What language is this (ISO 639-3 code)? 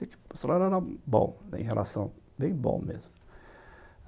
por